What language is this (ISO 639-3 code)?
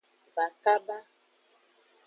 ajg